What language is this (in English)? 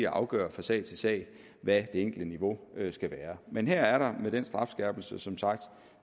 Danish